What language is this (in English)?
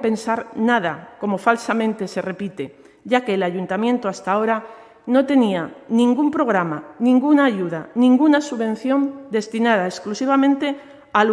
Spanish